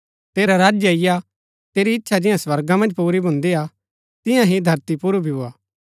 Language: Gaddi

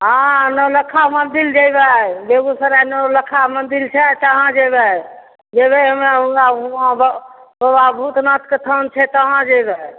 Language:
Maithili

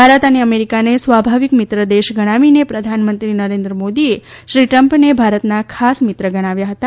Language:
Gujarati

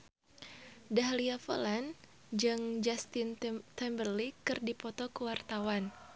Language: Sundanese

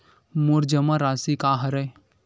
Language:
Chhattisgarhi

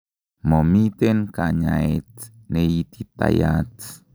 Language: Kalenjin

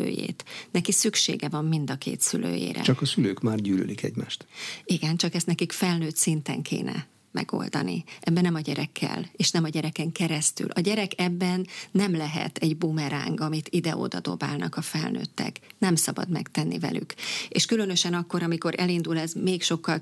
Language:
Hungarian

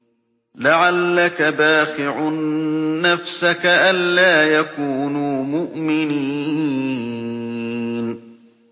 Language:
Arabic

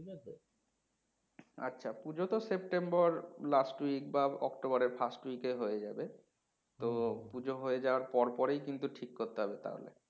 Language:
Bangla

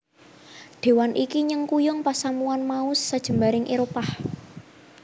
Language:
Javanese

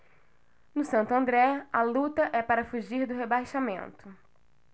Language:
Portuguese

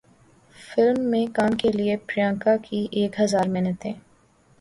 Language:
Urdu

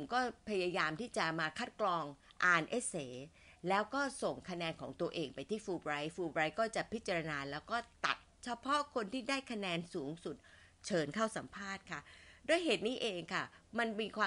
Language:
Thai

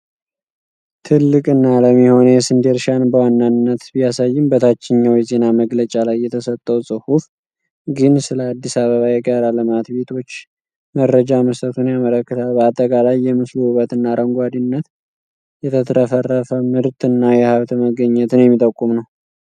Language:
Amharic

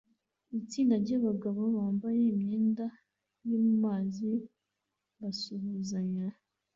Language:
Kinyarwanda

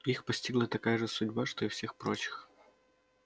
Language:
Russian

